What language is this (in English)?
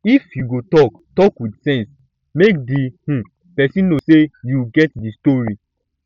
Nigerian Pidgin